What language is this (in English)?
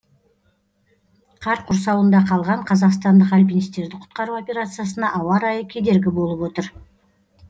Kazakh